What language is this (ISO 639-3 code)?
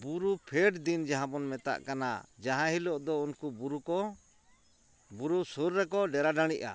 sat